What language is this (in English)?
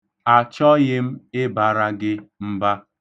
Igbo